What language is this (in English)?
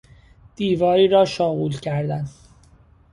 Persian